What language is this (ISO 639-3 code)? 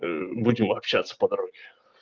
rus